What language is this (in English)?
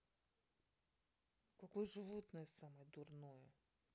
Russian